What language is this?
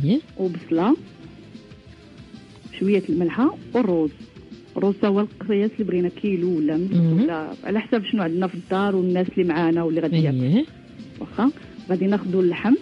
Arabic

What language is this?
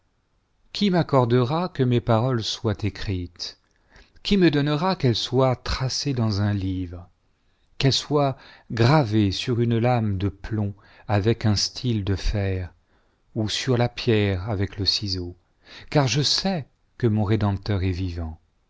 French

